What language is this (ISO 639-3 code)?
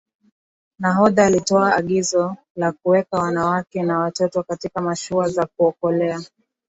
swa